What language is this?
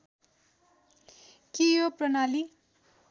Nepali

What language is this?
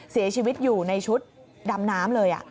Thai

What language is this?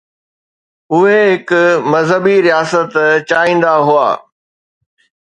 Sindhi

